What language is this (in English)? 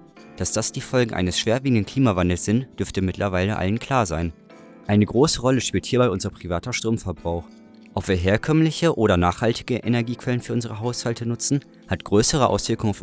German